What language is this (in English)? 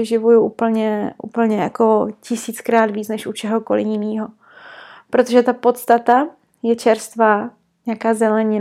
Czech